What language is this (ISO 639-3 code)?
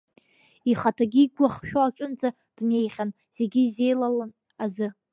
abk